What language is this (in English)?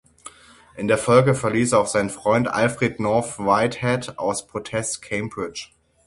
German